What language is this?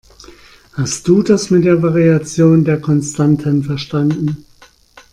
German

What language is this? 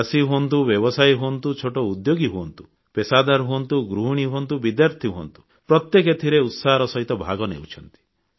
Odia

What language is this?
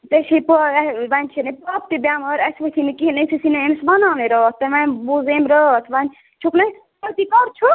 Kashmiri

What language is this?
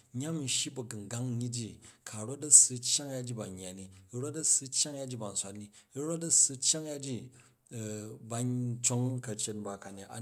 Jju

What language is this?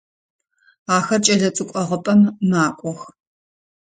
Adyghe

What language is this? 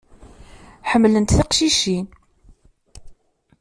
Kabyle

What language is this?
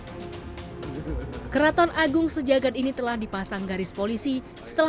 Indonesian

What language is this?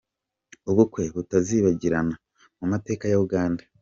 Kinyarwanda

